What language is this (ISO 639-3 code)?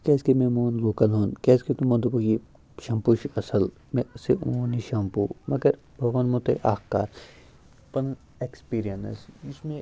kas